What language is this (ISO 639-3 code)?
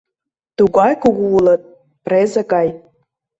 chm